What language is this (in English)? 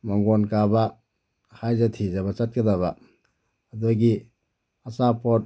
Manipuri